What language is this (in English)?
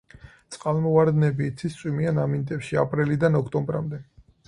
Georgian